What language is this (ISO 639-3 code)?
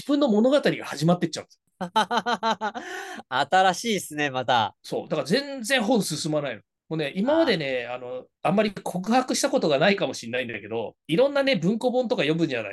jpn